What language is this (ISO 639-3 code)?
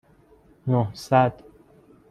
fas